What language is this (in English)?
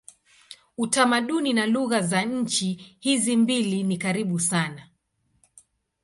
Swahili